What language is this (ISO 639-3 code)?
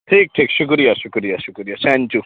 urd